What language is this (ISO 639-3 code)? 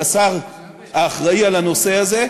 heb